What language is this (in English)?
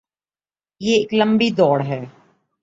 Urdu